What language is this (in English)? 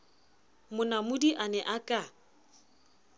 Southern Sotho